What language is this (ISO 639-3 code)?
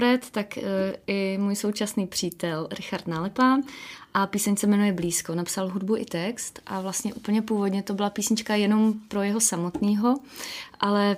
ces